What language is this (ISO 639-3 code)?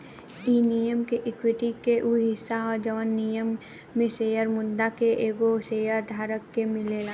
bho